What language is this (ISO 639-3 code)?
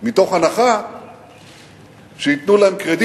heb